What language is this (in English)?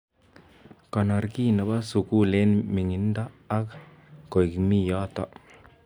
Kalenjin